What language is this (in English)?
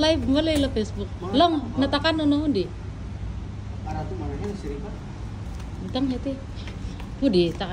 Indonesian